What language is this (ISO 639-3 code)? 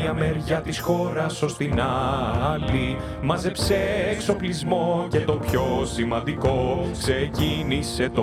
ell